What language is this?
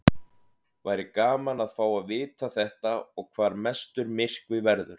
Icelandic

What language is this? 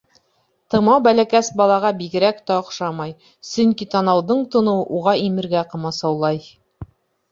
Bashkir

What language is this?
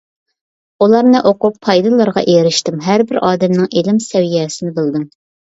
Uyghur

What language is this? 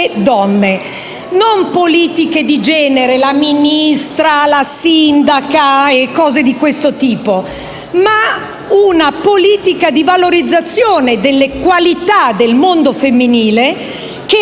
Italian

